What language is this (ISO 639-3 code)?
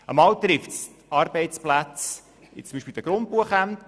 gsw